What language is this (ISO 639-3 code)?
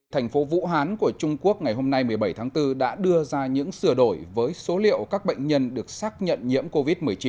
vie